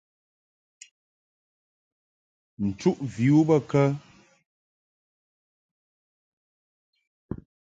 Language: Mungaka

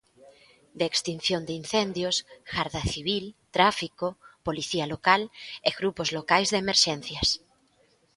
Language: Galician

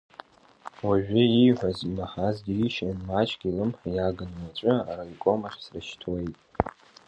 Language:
Abkhazian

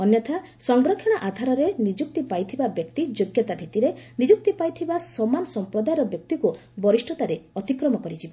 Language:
Odia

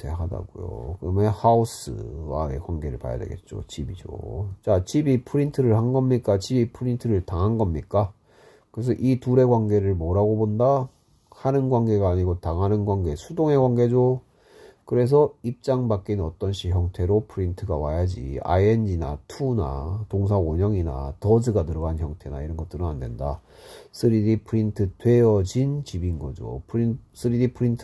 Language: Korean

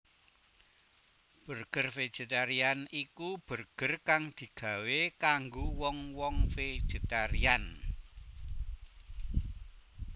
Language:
Javanese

